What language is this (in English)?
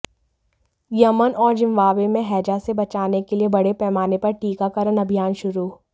Hindi